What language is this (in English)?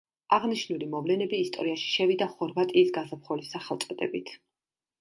Georgian